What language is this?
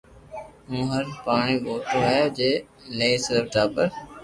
Loarki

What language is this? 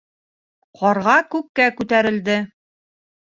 Bashkir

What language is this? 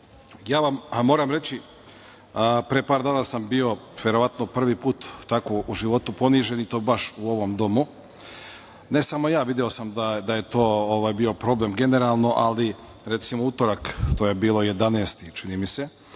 Serbian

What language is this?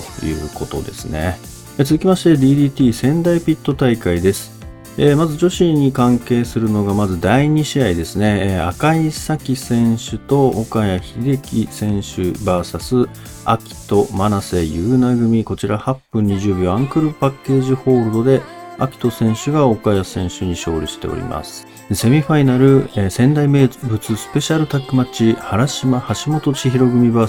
Japanese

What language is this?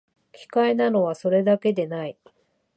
Japanese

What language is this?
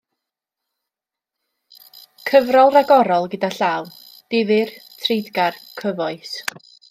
Welsh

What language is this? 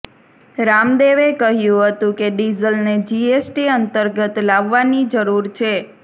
Gujarati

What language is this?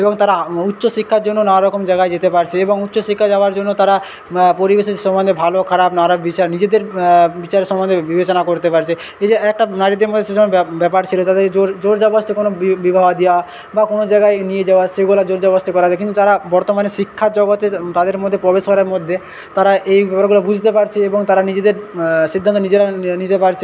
Bangla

